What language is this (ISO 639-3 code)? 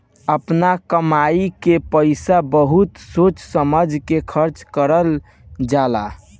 bho